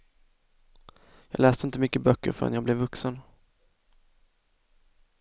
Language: Swedish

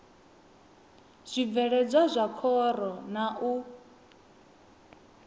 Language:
Venda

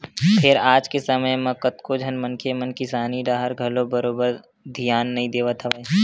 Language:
Chhattisgarhi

